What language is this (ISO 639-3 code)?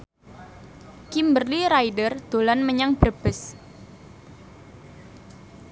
jav